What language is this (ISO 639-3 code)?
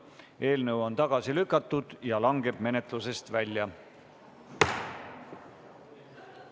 est